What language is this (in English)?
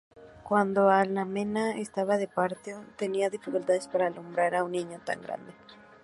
Spanish